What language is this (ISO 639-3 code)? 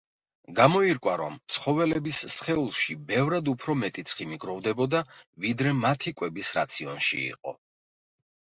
kat